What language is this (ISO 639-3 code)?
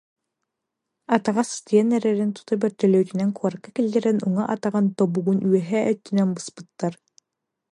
sah